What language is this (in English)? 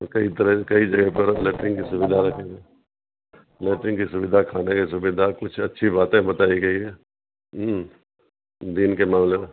Urdu